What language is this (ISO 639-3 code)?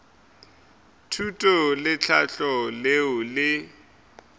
nso